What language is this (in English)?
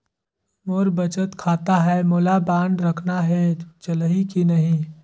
Chhattisgarhi